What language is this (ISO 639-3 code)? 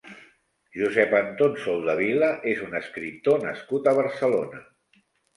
cat